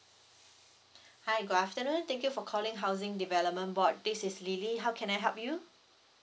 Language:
English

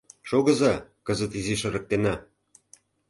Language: Mari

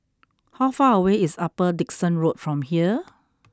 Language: English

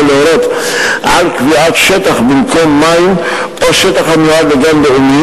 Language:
Hebrew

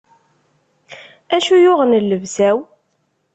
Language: Kabyle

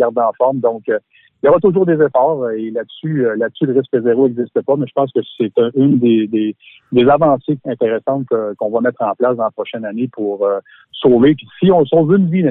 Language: French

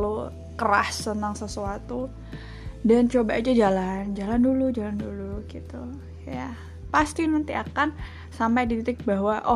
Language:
Indonesian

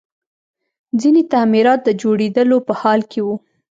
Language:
Pashto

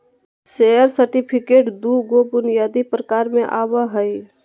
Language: Magahi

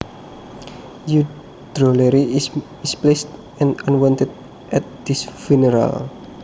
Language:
Javanese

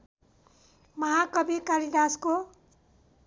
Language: Nepali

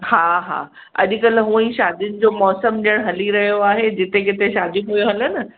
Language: Sindhi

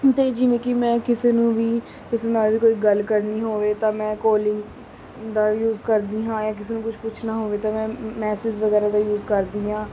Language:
Punjabi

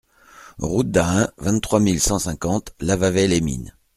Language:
French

